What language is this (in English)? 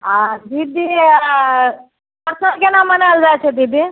Maithili